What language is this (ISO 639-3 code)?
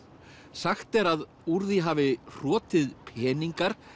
isl